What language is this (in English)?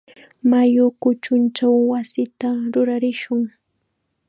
Chiquián Ancash Quechua